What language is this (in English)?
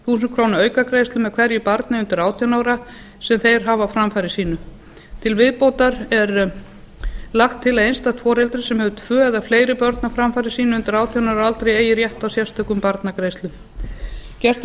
Icelandic